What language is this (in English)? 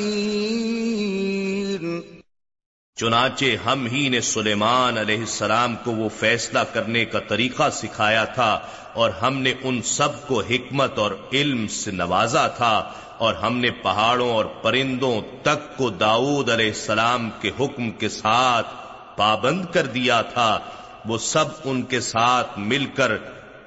Urdu